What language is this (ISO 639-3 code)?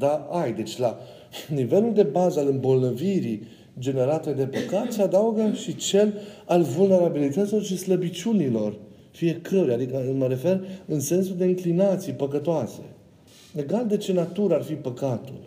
ron